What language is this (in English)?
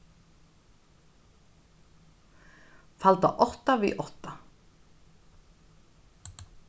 Faroese